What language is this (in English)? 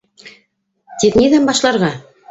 Bashkir